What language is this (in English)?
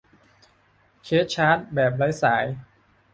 Thai